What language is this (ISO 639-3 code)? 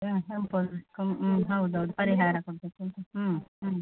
kan